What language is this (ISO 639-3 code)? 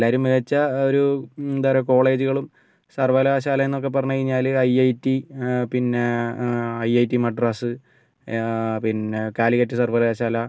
mal